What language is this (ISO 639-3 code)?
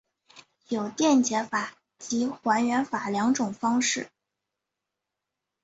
zho